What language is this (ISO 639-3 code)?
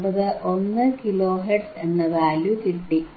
mal